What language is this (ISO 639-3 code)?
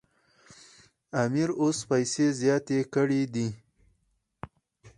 pus